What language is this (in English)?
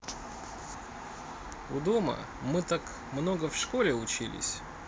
Russian